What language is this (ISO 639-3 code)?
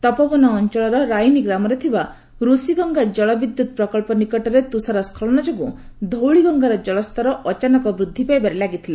ori